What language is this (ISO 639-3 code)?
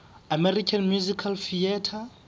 sot